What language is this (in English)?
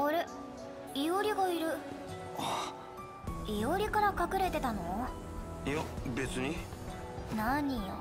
Japanese